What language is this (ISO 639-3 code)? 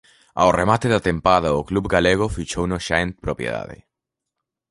glg